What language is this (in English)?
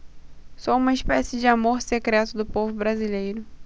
Portuguese